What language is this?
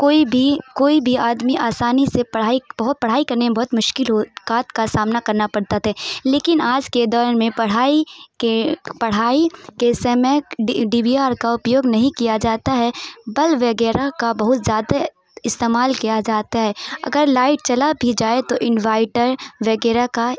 Urdu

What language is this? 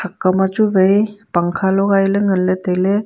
Wancho Naga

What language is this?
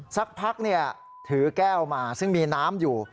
Thai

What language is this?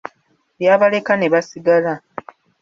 Ganda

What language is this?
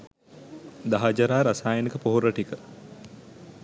Sinhala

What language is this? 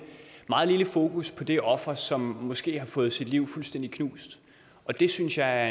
Danish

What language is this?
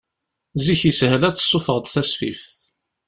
Kabyle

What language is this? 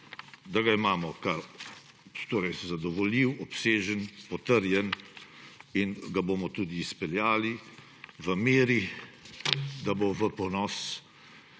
Slovenian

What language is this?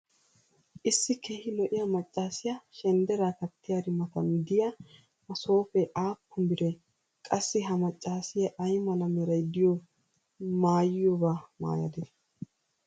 Wolaytta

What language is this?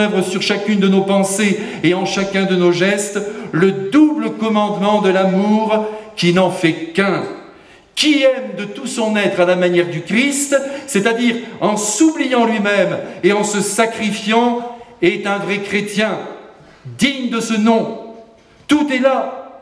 French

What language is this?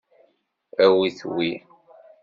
Kabyle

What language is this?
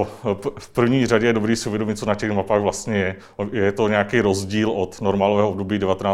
Czech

